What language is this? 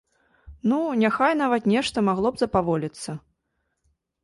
Belarusian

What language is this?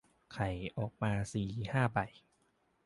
Thai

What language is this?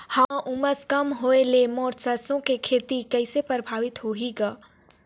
Chhattisgarhi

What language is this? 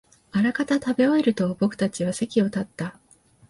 Japanese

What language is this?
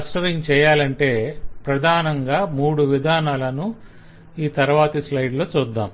Telugu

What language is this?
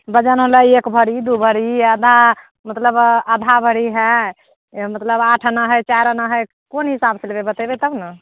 Maithili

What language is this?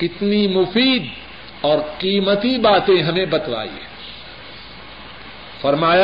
Urdu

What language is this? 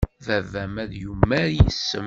Kabyle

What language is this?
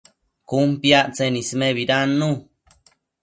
Matsés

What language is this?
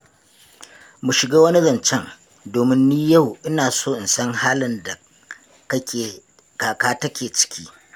Hausa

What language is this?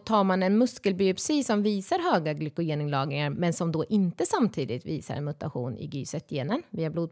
Swedish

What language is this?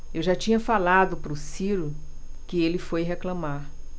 Portuguese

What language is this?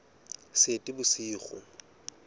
Southern Sotho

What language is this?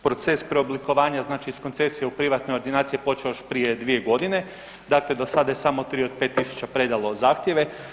Croatian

